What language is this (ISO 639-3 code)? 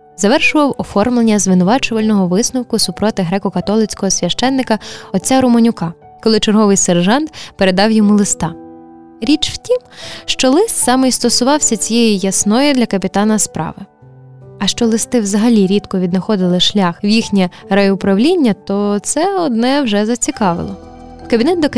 ukr